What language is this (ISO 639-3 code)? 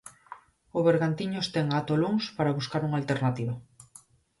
glg